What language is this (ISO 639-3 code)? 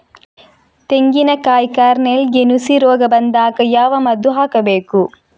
kan